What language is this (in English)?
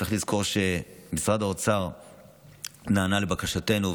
Hebrew